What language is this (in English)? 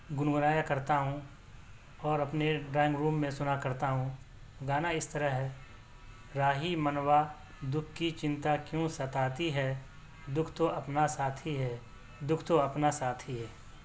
Urdu